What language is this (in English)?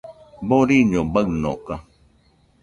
Nüpode Huitoto